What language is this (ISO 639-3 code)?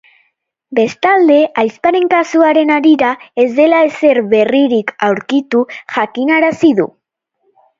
eus